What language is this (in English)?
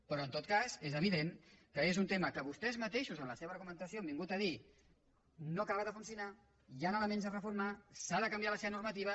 Catalan